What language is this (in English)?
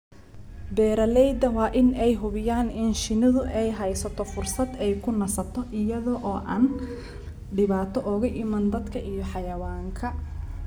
Somali